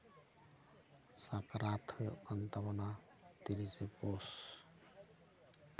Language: Santali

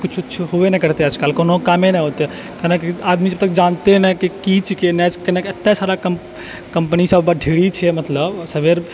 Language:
Maithili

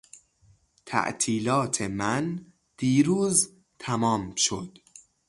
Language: Persian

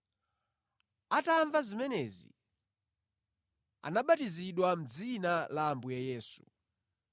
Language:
Nyanja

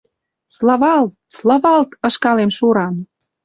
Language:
Western Mari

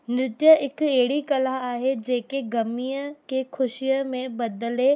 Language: Sindhi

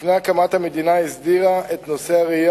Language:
Hebrew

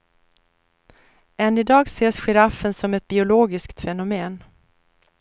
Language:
Swedish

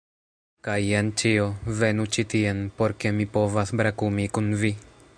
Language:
Esperanto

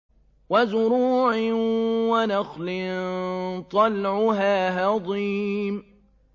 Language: Arabic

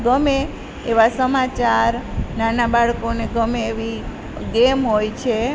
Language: Gujarati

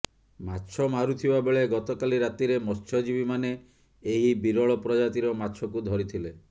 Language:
Odia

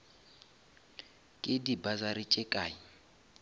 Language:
Northern Sotho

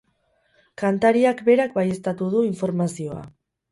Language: Basque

